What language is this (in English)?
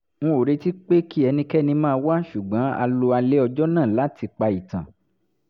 Yoruba